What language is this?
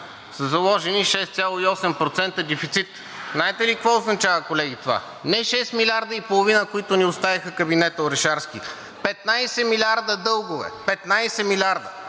Bulgarian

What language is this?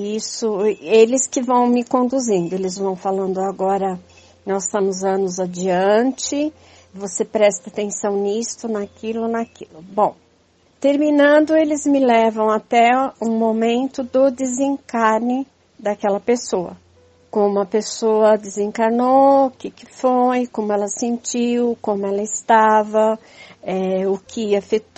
Portuguese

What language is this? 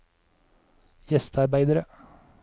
Norwegian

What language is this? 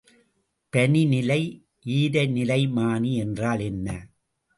Tamil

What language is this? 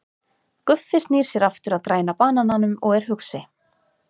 Icelandic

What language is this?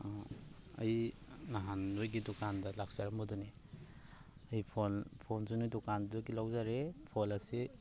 Manipuri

